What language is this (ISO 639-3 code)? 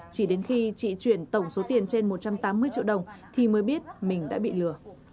vie